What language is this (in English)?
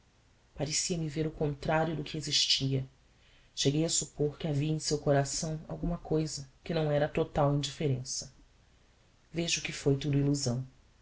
Portuguese